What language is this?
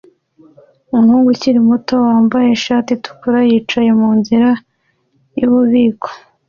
Kinyarwanda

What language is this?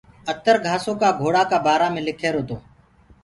Gurgula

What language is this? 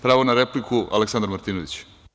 Serbian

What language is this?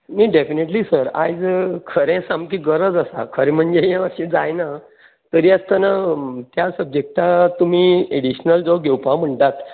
Konkani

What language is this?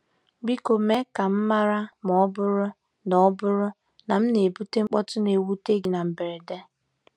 Igbo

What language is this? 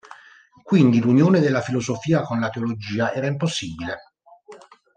Italian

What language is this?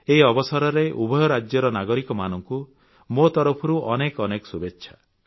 Odia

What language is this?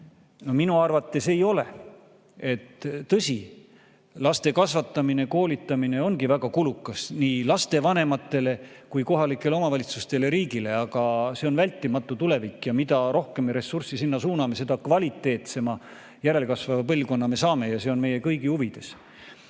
Estonian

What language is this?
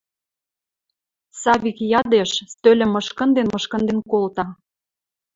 Western Mari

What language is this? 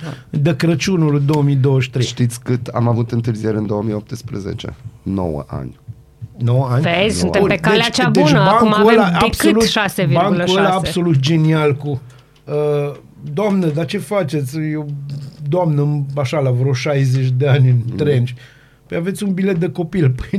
Romanian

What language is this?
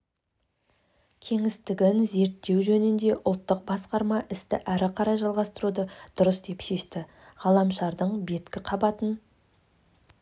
Kazakh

